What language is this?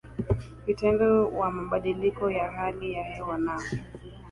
Swahili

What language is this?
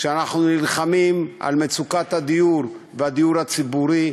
Hebrew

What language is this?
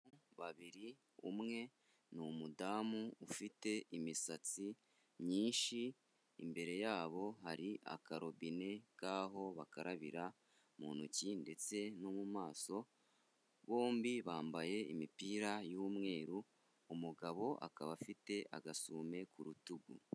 Kinyarwanda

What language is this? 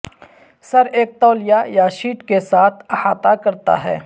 Urdu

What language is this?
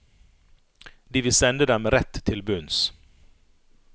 Norwegian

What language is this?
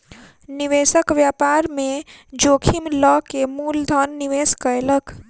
Maithili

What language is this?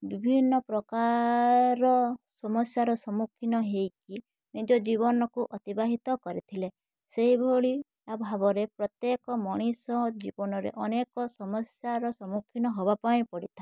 Odia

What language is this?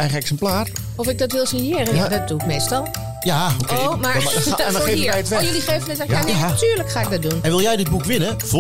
Dutch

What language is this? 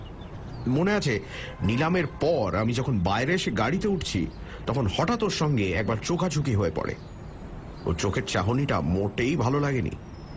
Bangla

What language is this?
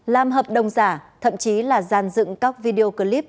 Vietnamese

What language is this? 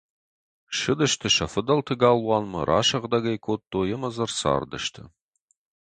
Ossetic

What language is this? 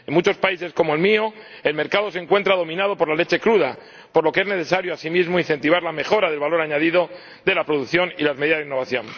Spanish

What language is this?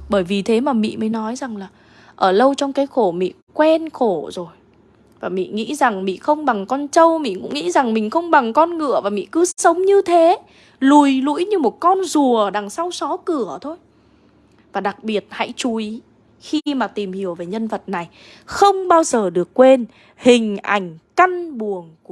Vietnamese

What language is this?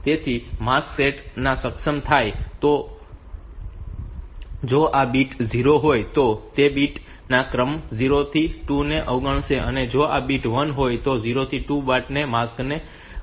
Gujarati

